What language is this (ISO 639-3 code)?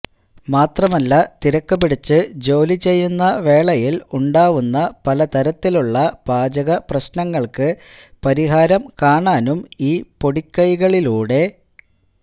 mal